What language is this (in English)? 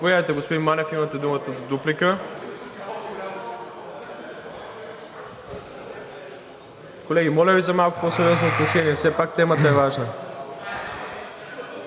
Bulgarian